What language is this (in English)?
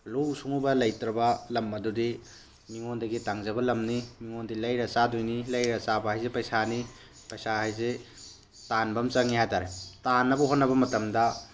Manipuri